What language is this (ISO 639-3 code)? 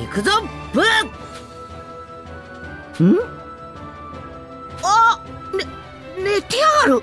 jpn